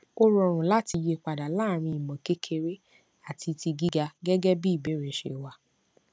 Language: Yoruba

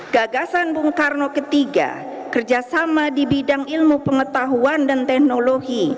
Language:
Indonesian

